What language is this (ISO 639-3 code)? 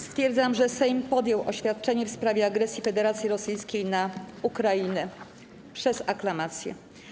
pol